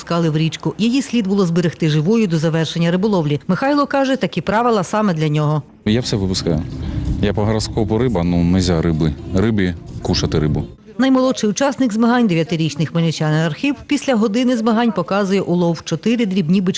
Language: Ukrainian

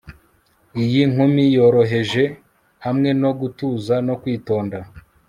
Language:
Kinyarwanda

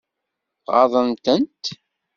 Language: Kabyle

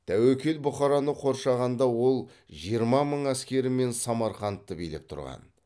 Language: Kazakh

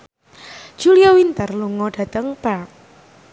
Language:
Javanese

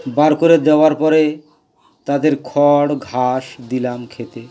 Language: Bangla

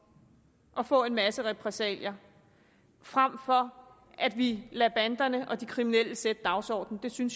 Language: Danish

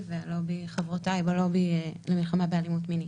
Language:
Hebrew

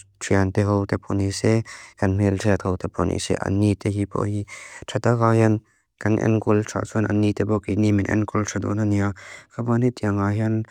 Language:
Mizo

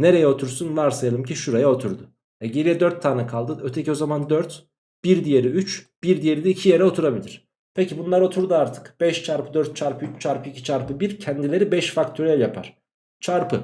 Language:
Turkish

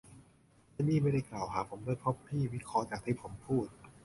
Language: Thai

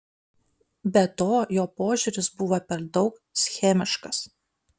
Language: Lithuanian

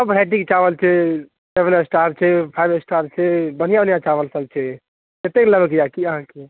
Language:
Maithili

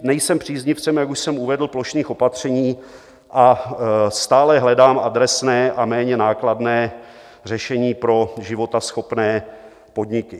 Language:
Czech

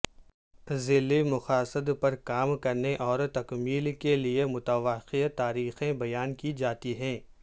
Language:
Urdu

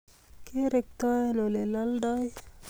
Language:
Kalenjin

